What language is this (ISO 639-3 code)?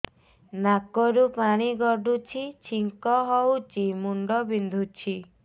ori